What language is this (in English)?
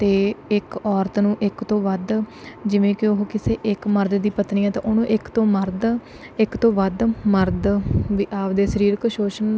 Punjabi